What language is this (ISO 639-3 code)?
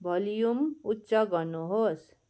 nep